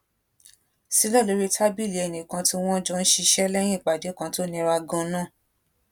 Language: Yoruba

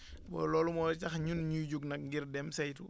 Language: Wolof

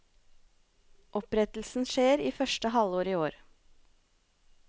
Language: Norwegian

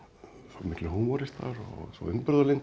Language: Icelandic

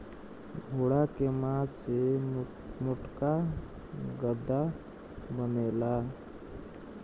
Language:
Bhojpuri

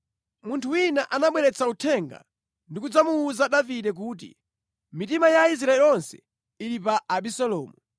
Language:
Nyanja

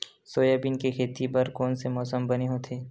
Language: Chhattisgarhi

